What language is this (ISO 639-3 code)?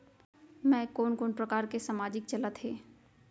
hne